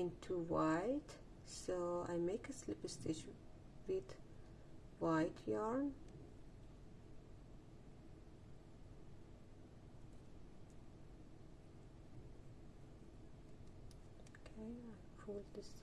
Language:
English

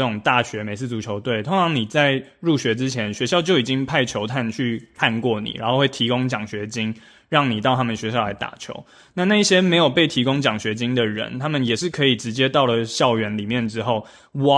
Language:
Chinese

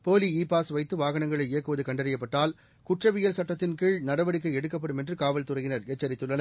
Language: Tamil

